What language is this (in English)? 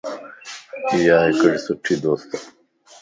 Lasi